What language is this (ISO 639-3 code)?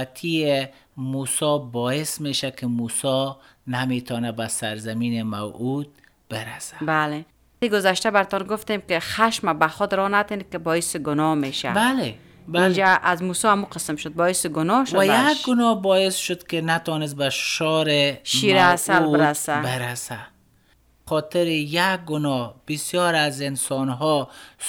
fas